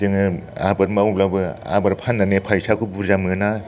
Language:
Bodo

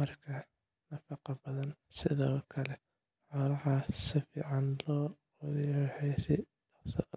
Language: Somali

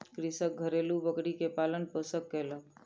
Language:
Maithili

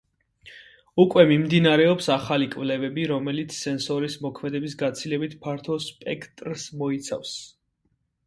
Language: Georgian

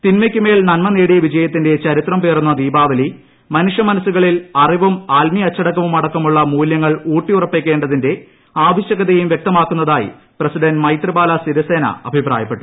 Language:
Malayalam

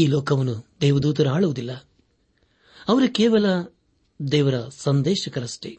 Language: Kannada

